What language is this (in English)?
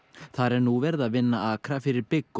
Icelandic